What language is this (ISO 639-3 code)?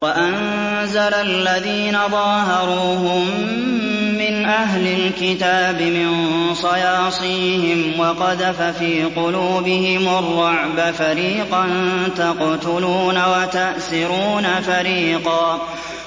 ara